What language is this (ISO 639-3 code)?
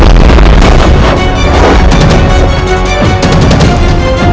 ind